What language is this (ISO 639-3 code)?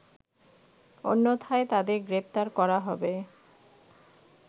ben